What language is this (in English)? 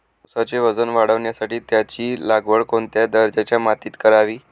Marathi